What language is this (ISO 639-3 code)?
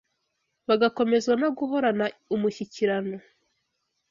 kin